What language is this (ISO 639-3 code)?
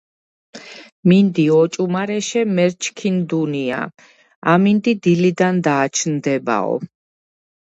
kat